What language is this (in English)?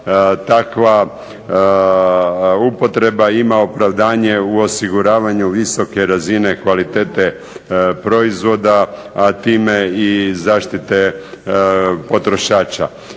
Croatian